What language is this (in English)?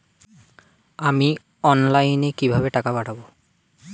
Bangla